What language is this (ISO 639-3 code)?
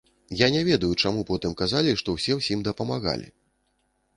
bel